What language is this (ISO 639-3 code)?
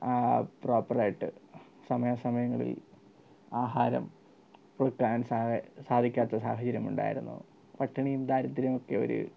mal